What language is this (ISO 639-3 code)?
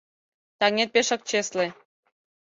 chm